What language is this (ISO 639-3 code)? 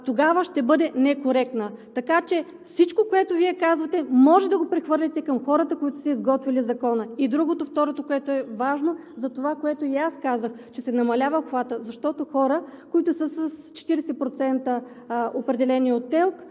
bul